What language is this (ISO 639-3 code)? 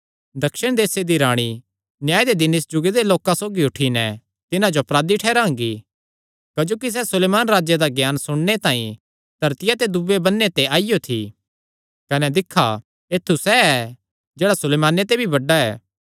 xnr